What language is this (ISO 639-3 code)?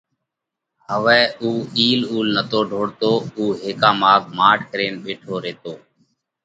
kvx